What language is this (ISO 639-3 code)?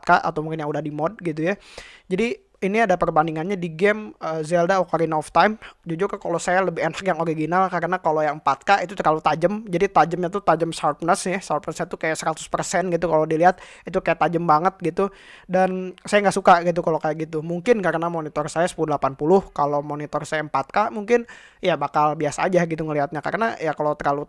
ind